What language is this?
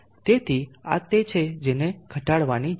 Gujarati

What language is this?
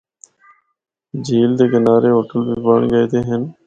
Northern Hindko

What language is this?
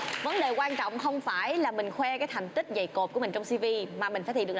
Vietnamese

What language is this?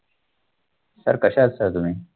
Marathi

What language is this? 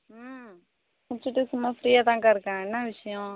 Tamil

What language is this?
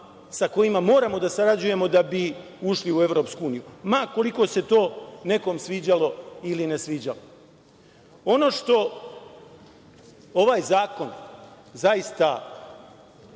Serbian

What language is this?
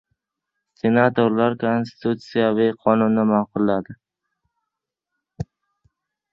Uzbek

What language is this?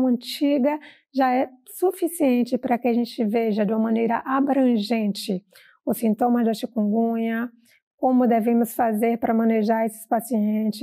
Portuguese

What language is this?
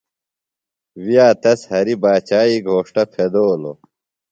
Phalura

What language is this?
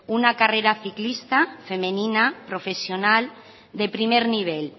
Spanish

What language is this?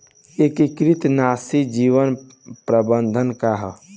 Bhojpuri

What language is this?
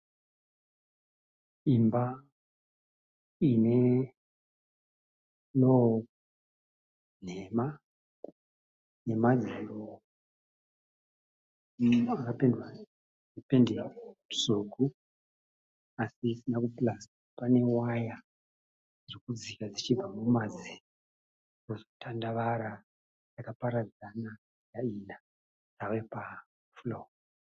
Shona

